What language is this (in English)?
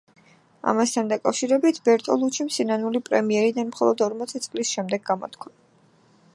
Georgian